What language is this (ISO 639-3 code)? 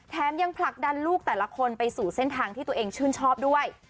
tha